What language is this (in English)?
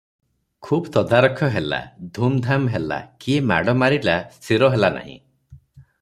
Odia